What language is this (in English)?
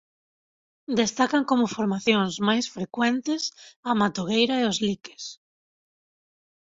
Galician